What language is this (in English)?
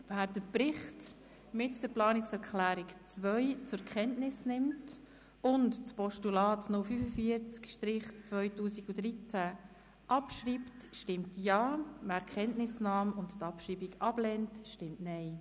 Swiss German